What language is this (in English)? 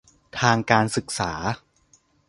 Thai